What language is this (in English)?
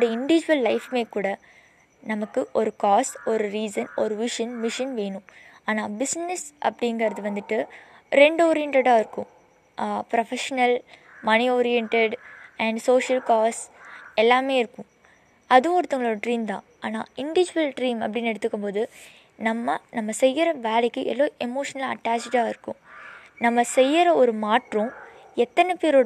Tamil